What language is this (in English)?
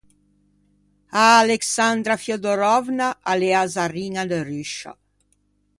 Ligurian